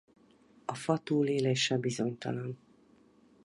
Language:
Hungarian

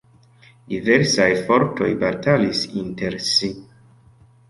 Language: Esperanto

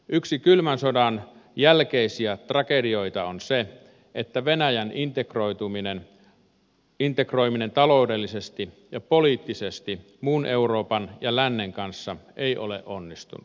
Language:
Finnish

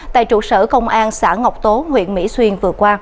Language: Vietnamese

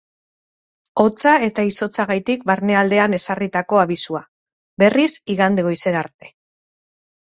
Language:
Basque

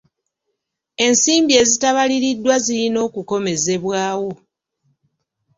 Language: Ganda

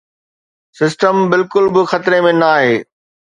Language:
Sindhi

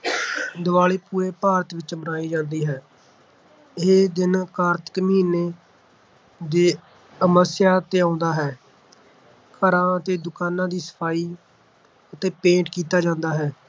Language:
Punjabi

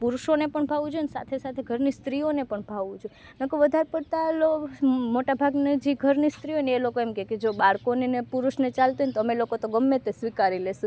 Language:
Gujarati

